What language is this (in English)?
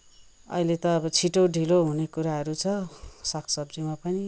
Nepali